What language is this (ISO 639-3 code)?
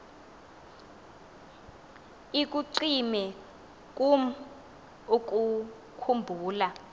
xho